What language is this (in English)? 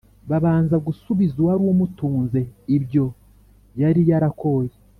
Kinyarwanda